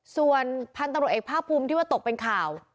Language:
Thai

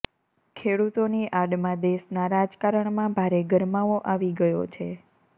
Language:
Gujarati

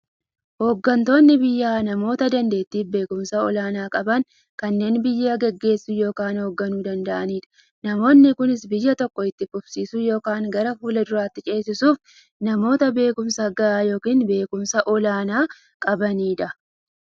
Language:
Oromo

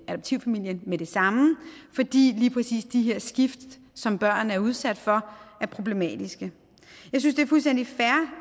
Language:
Danish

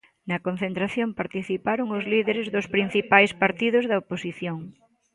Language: Galician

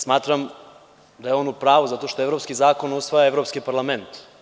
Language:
Serbian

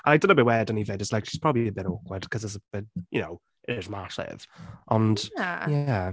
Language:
Welsh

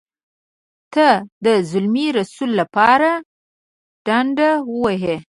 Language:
Pashto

